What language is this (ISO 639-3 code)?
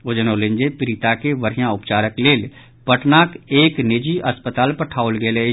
mai